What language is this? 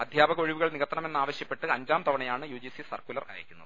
Malayalam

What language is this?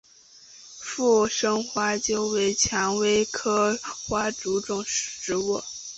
Chinese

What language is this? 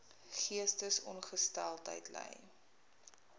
Afrikaans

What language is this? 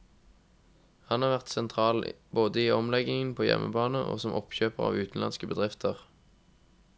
Norwegian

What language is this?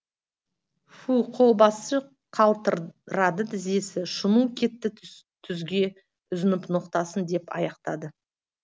Kazakh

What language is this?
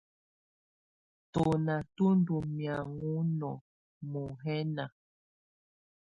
Tunen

